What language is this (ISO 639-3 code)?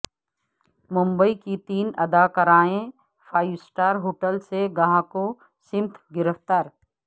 urd